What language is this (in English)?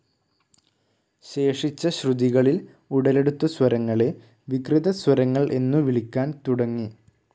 Malayalam